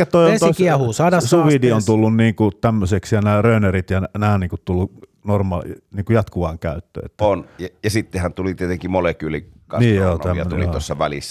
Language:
Finnish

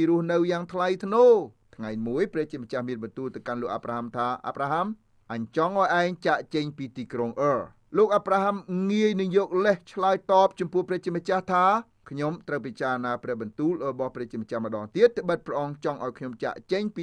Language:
Thai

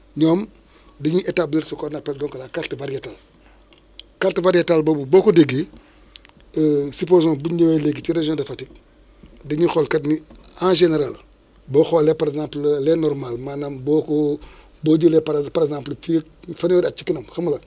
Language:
Wolof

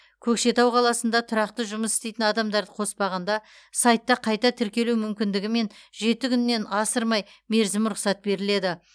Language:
Kazakh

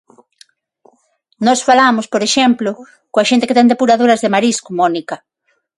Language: Galician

